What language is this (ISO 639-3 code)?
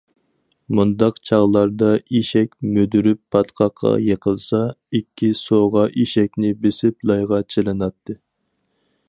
uig